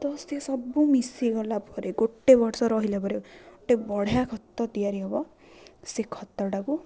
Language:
Odia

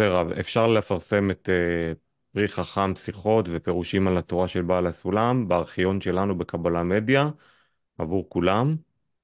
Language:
Hebrew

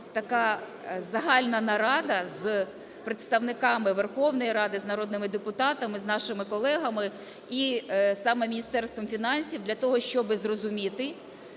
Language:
Ukrainian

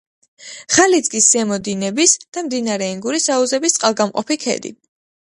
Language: Georgian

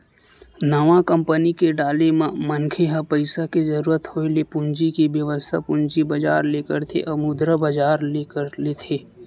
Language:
Chhattisgarhi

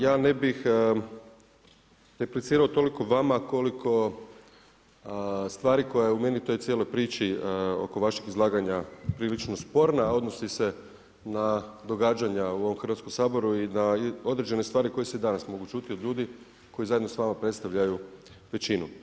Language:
Croatian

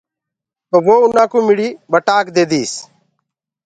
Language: Gurgula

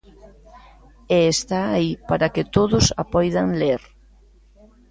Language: Galician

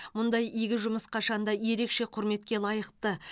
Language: Kazakh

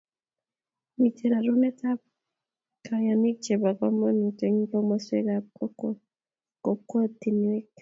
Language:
Kalenjin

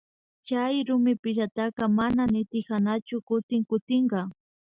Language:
Imbabura Highland Quichua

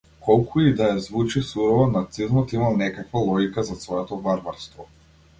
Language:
Macedonian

